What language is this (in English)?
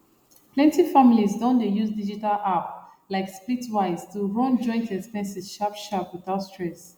Nigerian Pidgin